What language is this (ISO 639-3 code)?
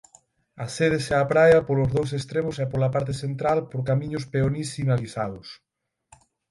glg